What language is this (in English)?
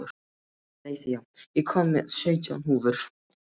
Icelandic